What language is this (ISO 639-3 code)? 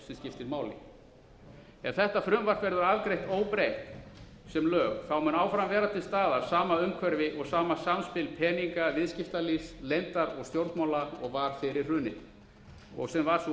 isl